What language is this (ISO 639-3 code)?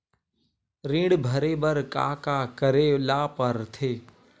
hne